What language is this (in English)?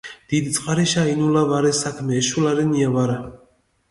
Mingrelian